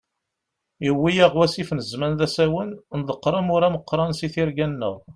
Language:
Kabyle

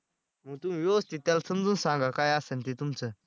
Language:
Marathi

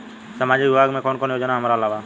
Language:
Bhojpuri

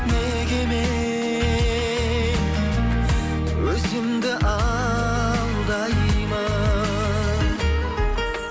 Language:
Kazakh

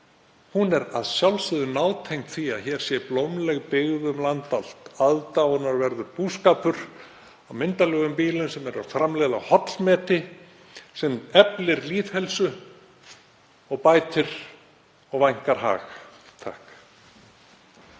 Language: Icelandic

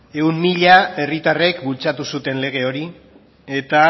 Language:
Basque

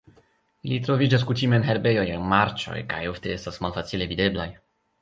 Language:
Esperanto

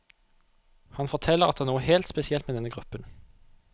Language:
Norwegian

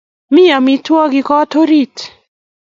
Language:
Kalenjin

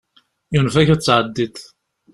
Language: Kabyle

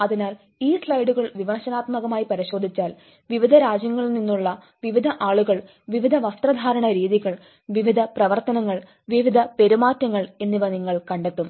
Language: Malayalam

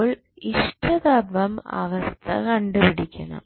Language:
Malayalam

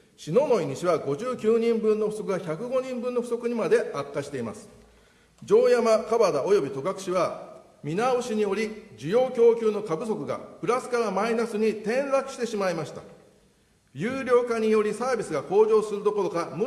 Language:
Japanese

